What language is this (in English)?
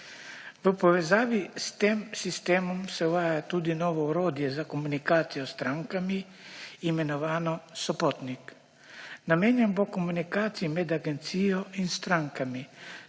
Slovenian